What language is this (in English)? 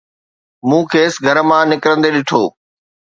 Sindhi